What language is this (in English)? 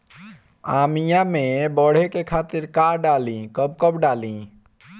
Bhojpuri